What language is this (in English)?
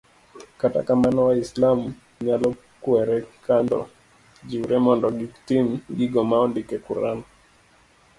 Luo (Kenya and Tanzania)